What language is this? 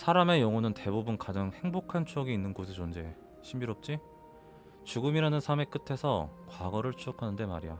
Korean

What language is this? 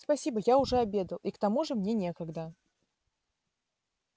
Russian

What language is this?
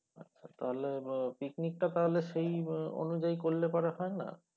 Bangla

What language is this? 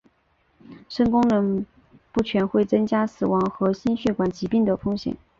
Chinese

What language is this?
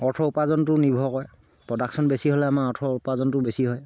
Assamese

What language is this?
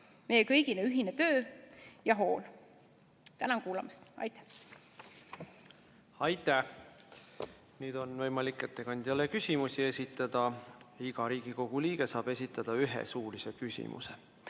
Estonian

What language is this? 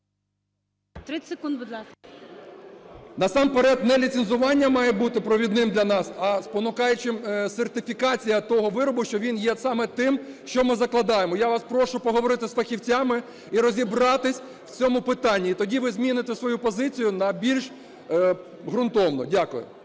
Ukrainian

